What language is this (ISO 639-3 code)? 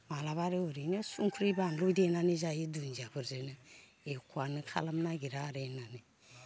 brx